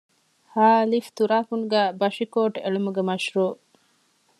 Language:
Divehi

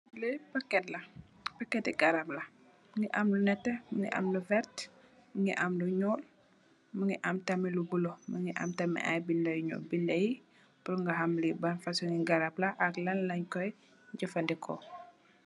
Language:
Wolof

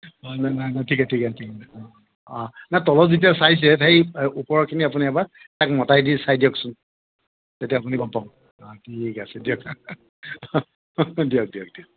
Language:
Assamese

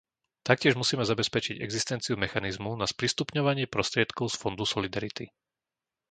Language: Slovak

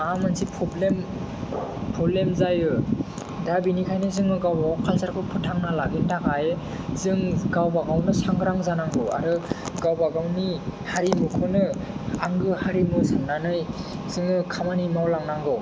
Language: Bodo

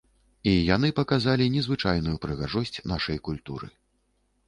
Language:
Belarusian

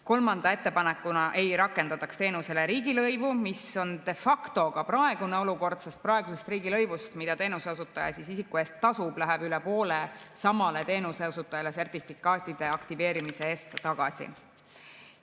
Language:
Estonian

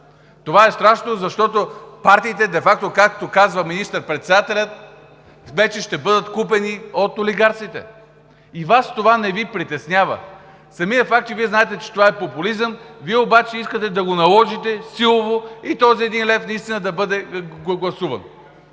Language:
Bulgarian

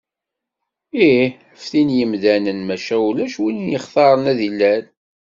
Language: Kabyle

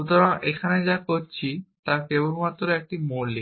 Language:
Bangla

